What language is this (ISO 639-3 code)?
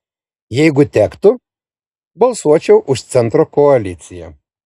lit